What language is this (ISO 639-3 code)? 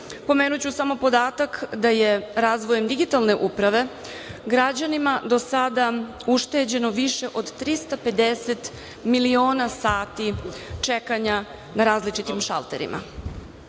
srp